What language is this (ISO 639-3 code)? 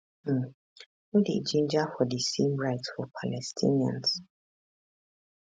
pcm